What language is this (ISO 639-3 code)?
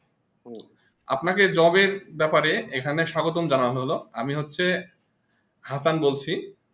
ben